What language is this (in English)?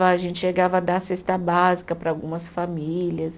Portuguese